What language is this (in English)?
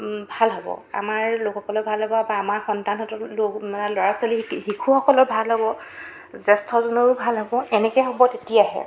Assamese